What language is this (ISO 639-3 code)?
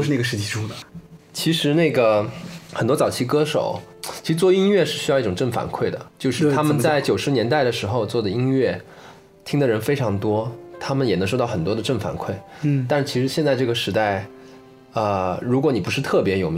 zho